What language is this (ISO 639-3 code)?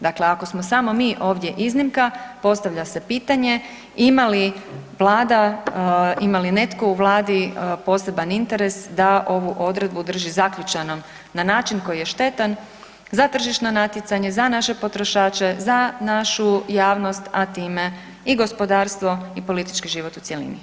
hrv